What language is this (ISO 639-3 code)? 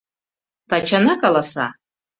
chm